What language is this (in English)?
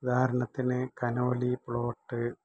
Malayalam